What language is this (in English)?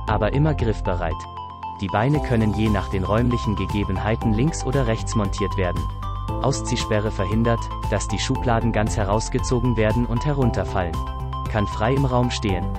German